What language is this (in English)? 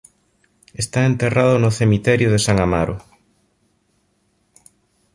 Galician